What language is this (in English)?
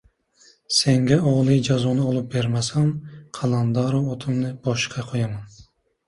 Uzbek